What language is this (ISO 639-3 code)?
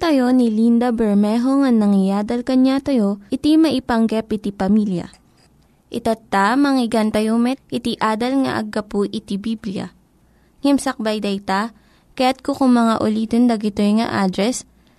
fil